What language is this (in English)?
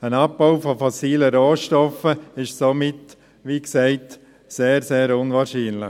Swiss German